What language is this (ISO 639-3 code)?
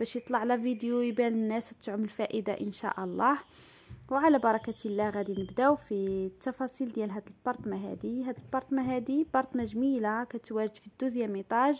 ara